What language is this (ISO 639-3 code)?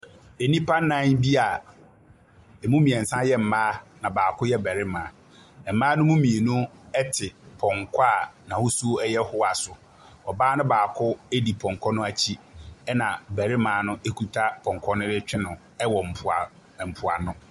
aka